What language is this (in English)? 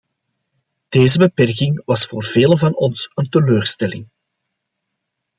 Dutch